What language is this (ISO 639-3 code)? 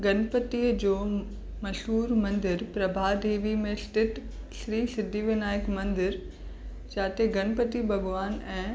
snd